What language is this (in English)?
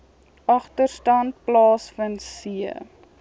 Afrikaans